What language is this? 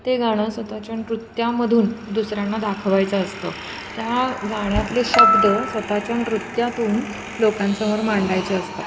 Marathi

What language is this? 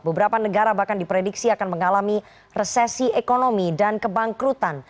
Indonesian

